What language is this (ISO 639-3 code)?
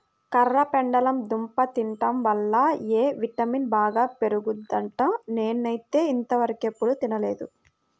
tel